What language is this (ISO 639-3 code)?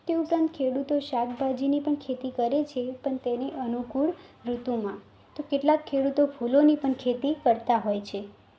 guj